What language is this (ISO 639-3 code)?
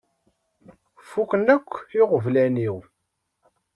kab